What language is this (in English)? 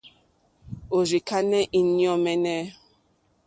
Mokpwe